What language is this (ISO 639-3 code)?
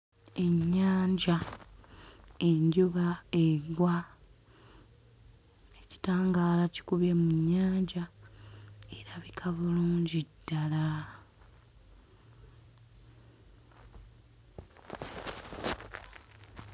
lug